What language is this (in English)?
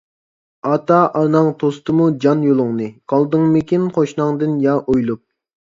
Uyghur